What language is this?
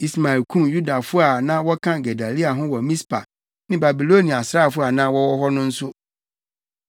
Akan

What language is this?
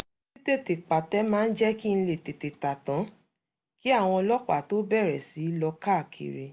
Yoruba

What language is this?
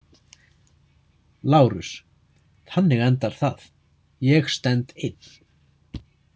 Icelandic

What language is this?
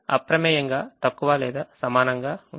Telugu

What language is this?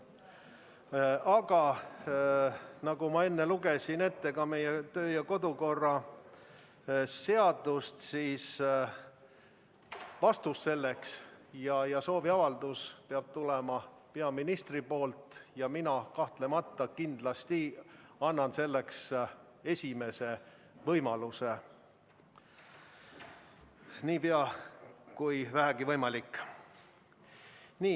Estonian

